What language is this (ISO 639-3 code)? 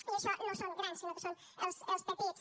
cat